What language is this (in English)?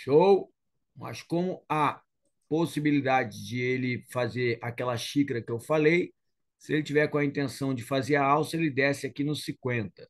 Portuguese